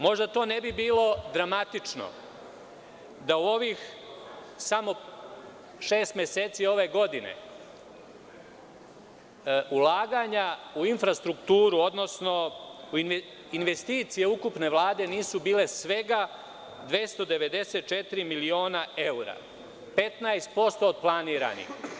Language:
Serbian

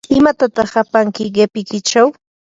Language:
Yanahuanca Pasco Quechua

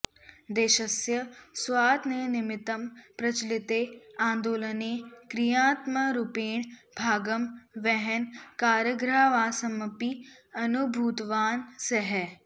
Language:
Sanskrit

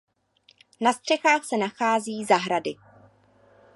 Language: Czech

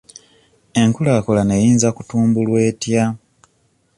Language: Ganda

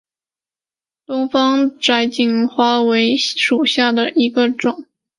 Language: Chinese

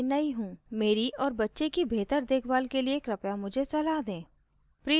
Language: Hindi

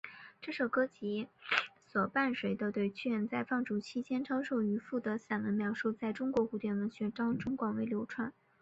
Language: Chinese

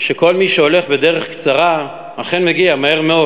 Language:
Hebrew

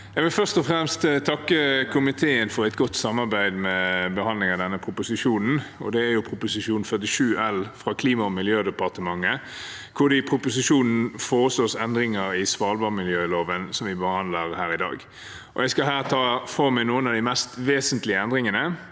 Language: Norwegian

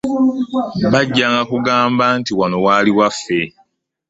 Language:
Ganda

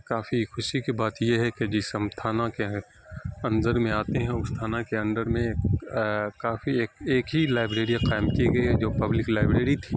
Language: Urdu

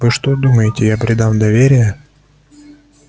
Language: Russian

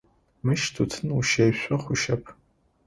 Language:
Adyghe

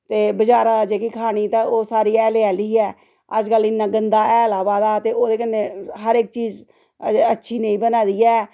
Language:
Dogri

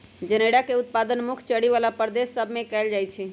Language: Magahi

